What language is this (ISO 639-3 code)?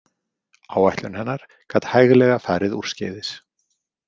isl